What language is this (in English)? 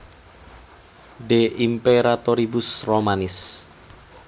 Javanese